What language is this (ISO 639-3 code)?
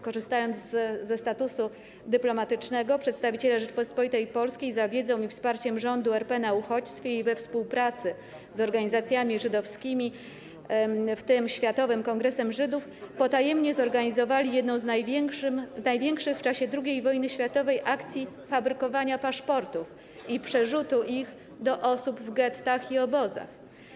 pol